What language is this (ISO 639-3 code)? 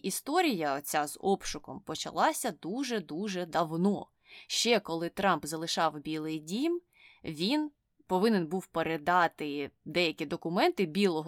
ukr